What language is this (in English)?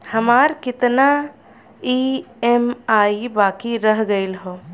Bhojpuri